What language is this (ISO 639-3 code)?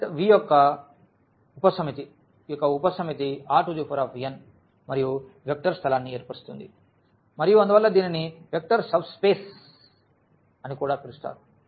tel